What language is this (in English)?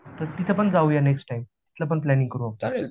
Marathi